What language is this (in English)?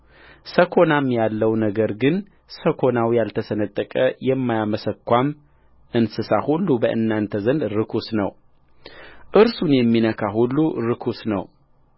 Amharic